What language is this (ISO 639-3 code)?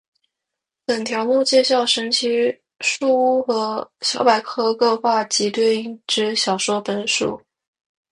zho